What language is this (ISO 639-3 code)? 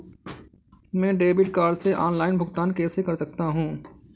hin